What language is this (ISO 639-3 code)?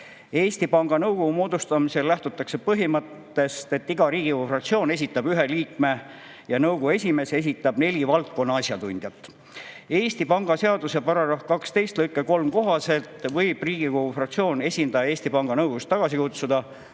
est